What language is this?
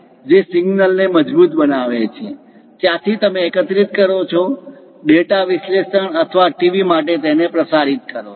Gujarati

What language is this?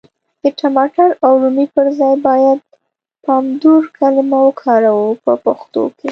Pashto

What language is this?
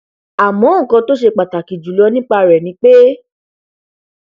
Yoruba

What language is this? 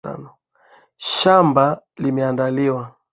Swahili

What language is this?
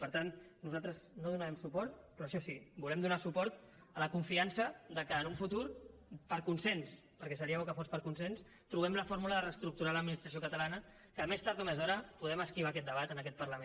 Catalan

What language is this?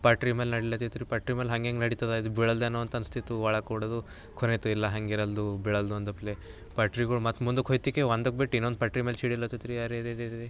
Kannada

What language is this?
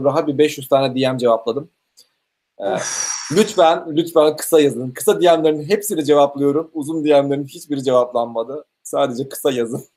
Turkish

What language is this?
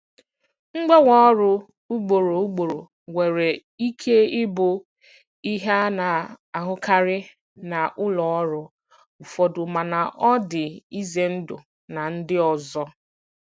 Igbo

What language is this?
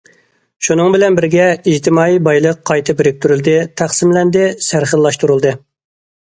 Uyghur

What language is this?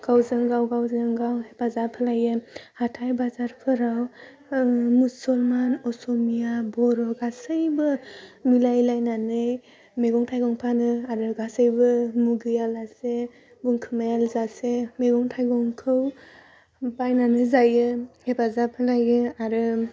Bodo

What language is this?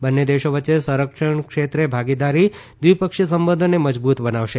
Gujarati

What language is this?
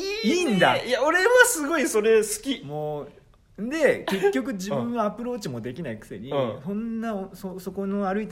Japanese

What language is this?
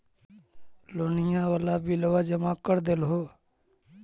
Magahi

